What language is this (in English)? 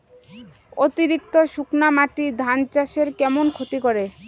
Bangla